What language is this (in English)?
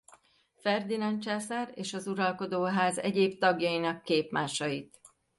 Hungarian